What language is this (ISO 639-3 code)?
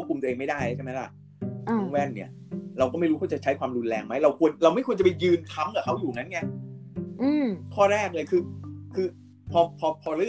tha